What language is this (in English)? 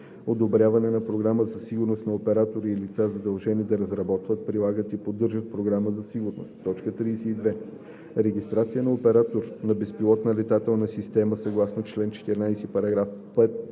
Bulgarian